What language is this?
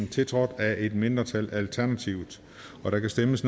Danish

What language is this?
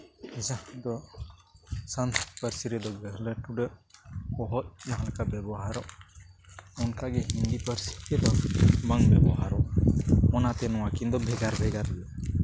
Santali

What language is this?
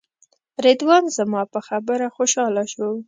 Pashto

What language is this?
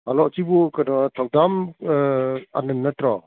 Manipuri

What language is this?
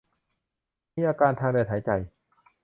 Thai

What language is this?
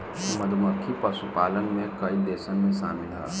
Bhojpuri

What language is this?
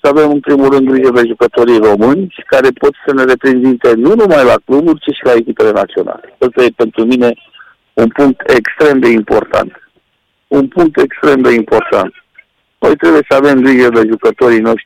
Romanian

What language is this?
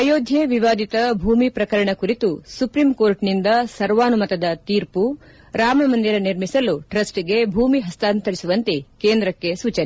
Kannada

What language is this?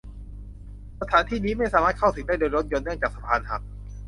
Thai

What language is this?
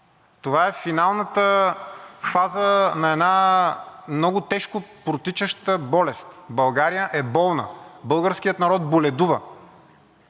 Bulgarian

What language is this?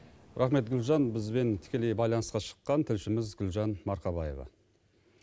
Kazakh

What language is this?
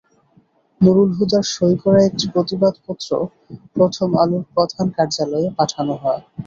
Bangla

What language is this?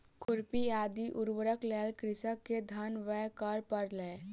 Maithili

